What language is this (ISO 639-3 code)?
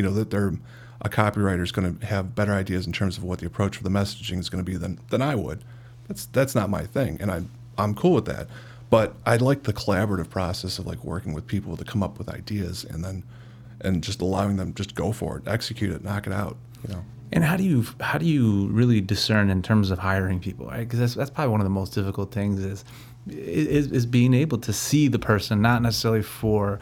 eng